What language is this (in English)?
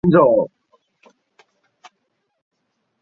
Chinese